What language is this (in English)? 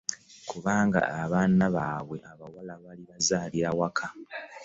Ganda